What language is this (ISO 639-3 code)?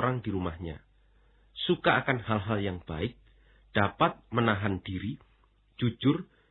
ind